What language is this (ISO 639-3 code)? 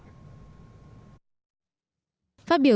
vie